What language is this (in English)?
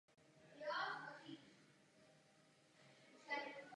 Czech